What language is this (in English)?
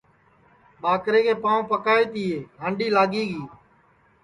Sansi